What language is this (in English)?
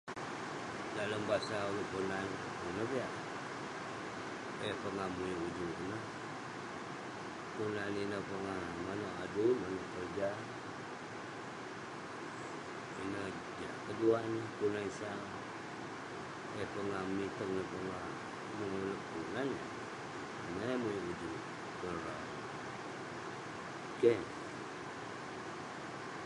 Western Penan